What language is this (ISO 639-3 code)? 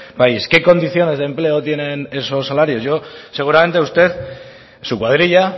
spa